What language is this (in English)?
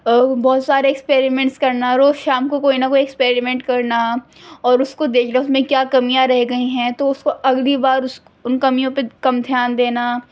Urdu